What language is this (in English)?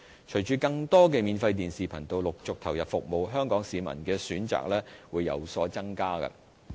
Cantonese